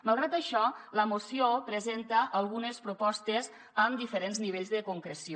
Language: Catalan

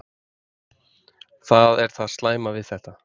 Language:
Icelandic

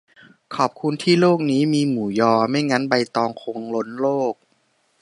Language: Thai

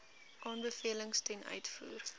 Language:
Afrikaans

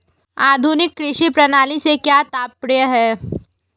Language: Hindi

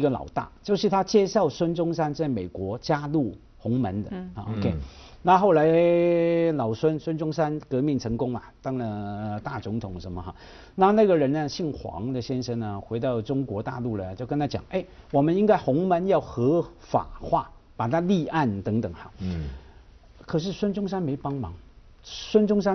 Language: Chinese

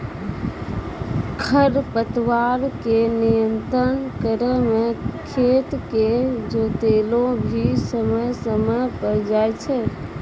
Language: Maithili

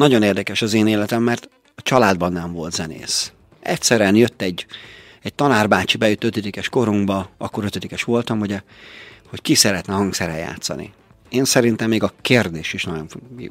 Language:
Hungarian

